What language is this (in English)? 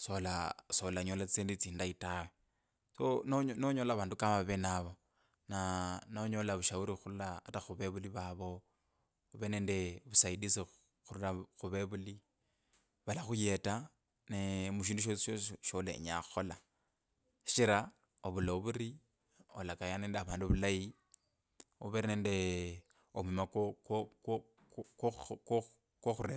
Kabras